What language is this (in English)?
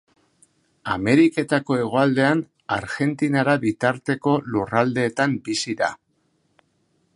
Basque